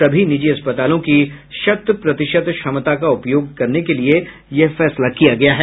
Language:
Hindi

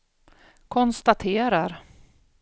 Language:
Swedish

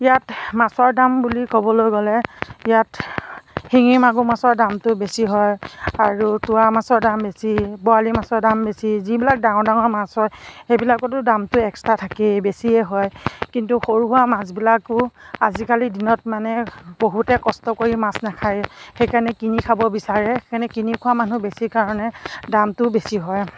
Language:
Assamese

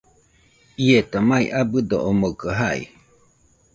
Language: Nüpode Huitoto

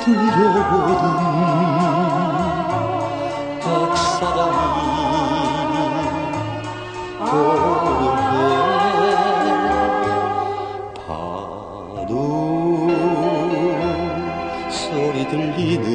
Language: Latvian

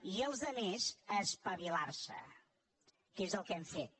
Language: Catalan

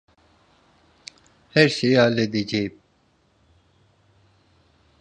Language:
Turkish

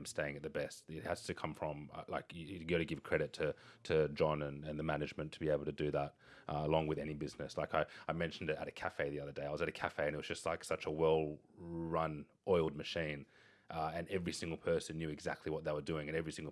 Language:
English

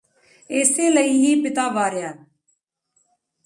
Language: Punjabi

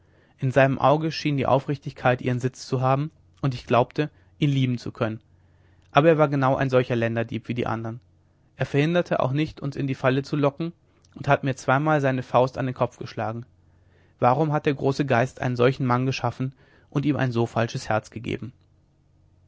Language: German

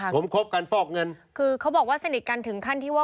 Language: Thai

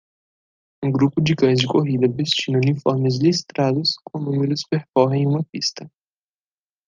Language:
Portuguese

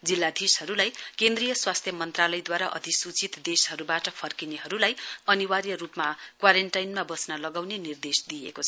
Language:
Nepali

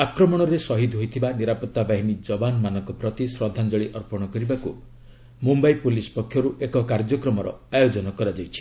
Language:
Odia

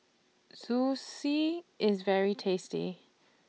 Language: English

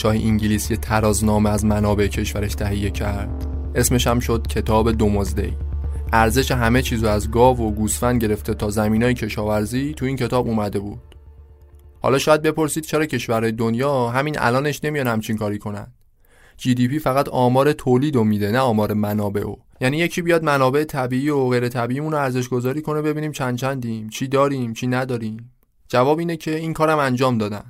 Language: Persian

